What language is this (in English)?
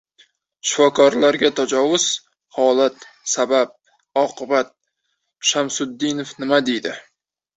Uzbek